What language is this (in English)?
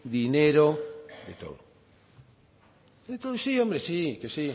Spanish